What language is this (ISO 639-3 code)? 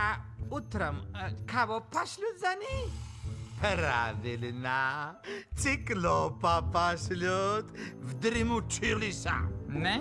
rus